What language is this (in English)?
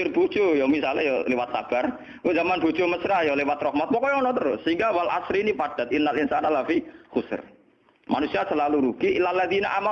Indonesian